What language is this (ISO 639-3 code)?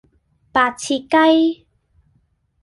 yue